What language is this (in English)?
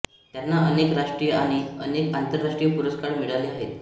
Marathi